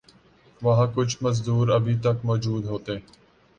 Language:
Urdu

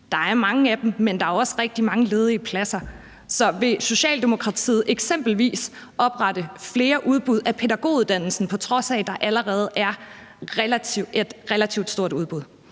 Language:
Danish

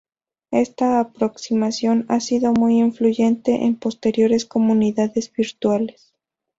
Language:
Spanish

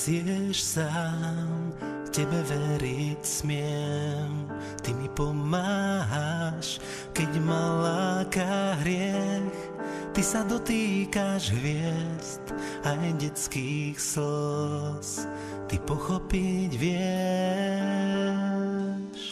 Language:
Slovak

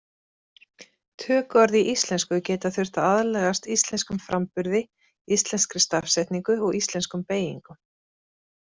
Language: Icelandic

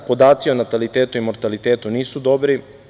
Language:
Serbian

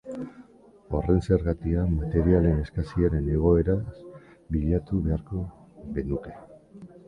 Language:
Basque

